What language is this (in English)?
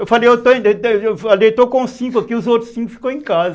Portuguese